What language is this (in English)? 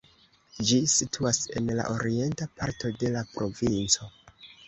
Esperanto